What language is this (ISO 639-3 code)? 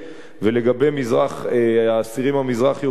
heb